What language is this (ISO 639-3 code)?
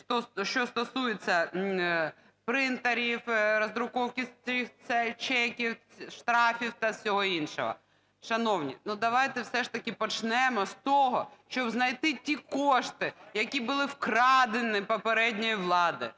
ukr